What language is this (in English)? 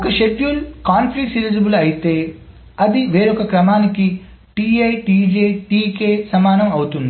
Telugu